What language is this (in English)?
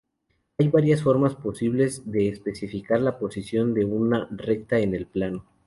Spanish